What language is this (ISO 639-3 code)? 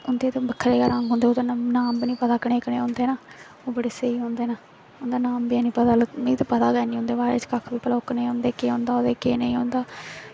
doi